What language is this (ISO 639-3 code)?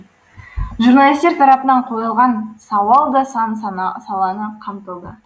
kaz